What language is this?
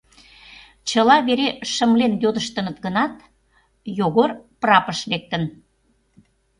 Mari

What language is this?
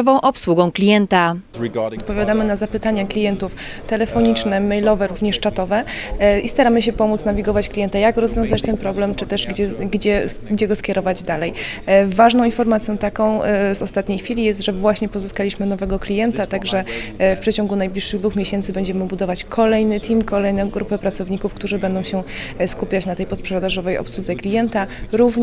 Polish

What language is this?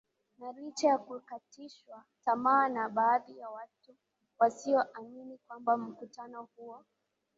Swahili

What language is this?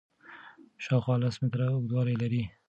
Pashto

